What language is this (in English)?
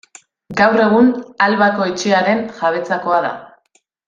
Basque